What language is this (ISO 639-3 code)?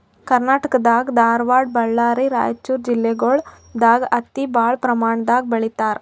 kan